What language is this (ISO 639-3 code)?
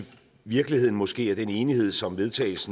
dan